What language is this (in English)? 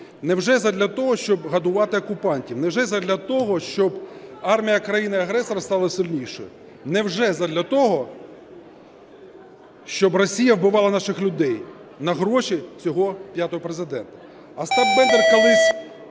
Ukrainian